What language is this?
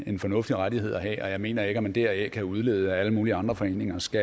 Danish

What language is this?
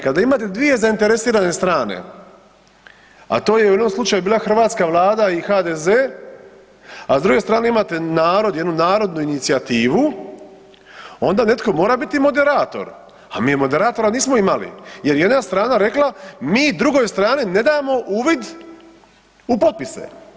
Croatian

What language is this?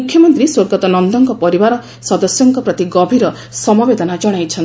Odia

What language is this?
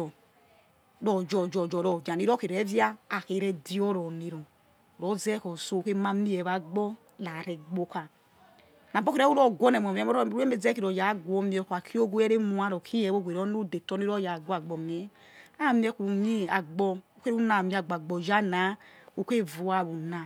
Yekhee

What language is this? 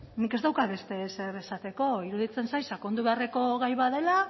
Basque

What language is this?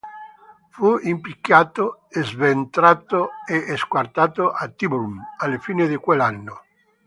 Italian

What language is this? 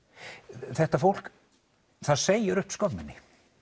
Icelandic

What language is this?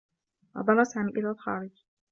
Arabic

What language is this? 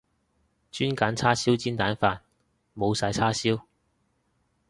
Cantonese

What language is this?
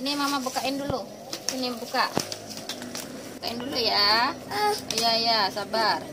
Indonesian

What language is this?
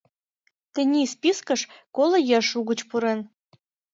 Mari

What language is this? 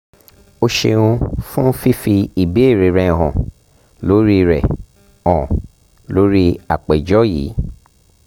Yoruba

